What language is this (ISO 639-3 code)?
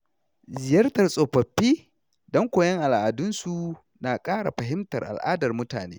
hau